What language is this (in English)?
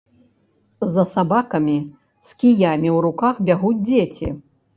Belarusian